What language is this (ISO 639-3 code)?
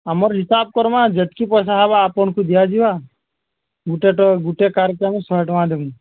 ori